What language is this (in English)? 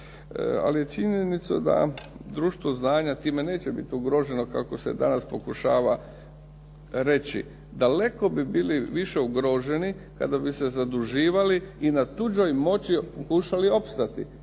Croatian